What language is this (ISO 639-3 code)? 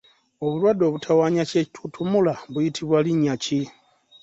lug